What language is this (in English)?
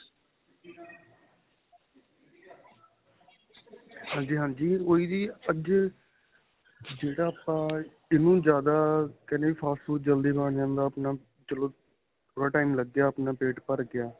Punjabi